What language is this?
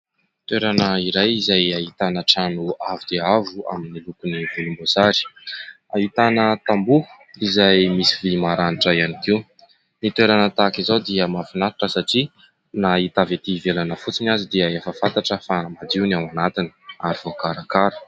Malagasy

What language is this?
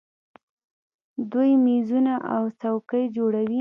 Pashto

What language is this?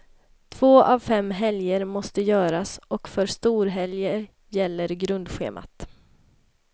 Swedish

